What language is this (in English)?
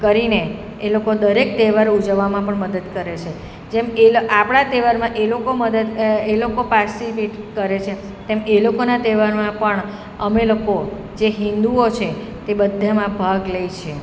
Gujarati